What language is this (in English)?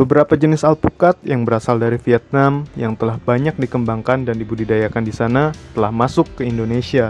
Indonesian